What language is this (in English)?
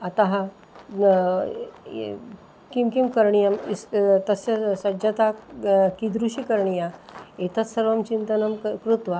Sanskrit